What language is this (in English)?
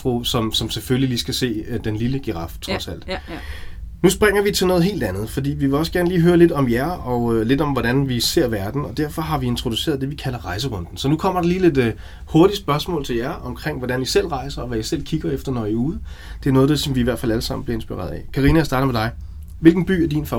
Danish